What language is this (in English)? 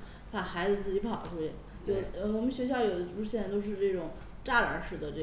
Chinese